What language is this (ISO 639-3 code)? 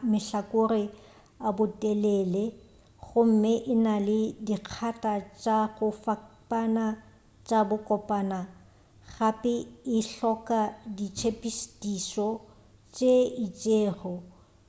nso